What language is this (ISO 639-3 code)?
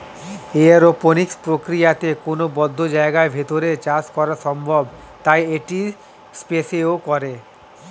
ben